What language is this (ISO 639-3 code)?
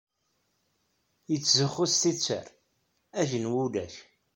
kab